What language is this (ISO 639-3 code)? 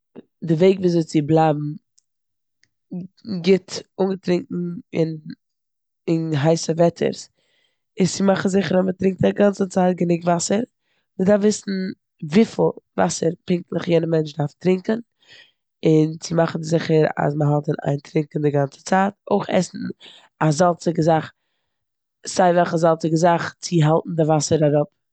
yid